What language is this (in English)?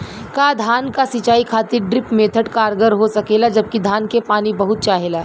Bhojpuri